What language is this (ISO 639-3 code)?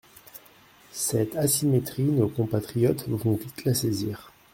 fra